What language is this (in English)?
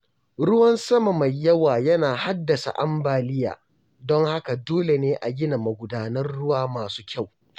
Hausa